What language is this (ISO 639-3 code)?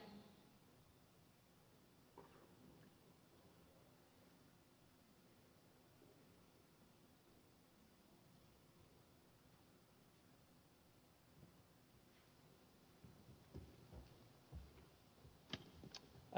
fin